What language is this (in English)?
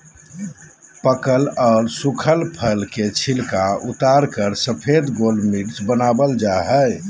Magahi